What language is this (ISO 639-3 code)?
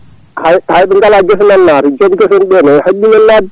ful